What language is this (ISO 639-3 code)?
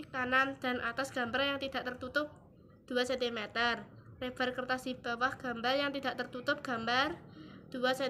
ind